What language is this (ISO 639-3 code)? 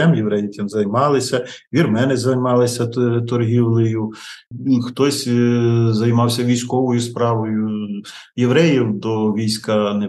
ukr